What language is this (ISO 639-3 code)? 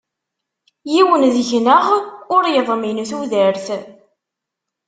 kab